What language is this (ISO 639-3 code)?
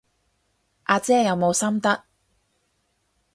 yue